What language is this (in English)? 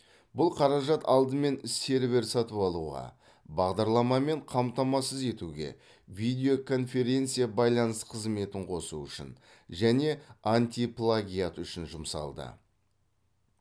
Kazakh